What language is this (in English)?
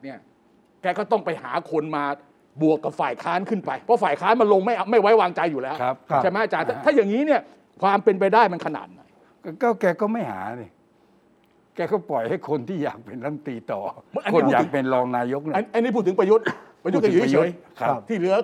Thai